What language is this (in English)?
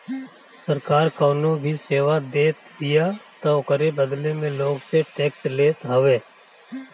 Bhojpuri